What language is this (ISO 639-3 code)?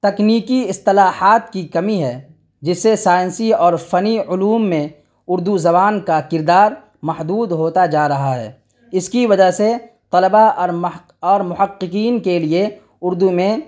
urd